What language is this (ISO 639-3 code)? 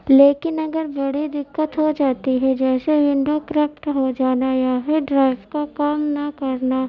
urd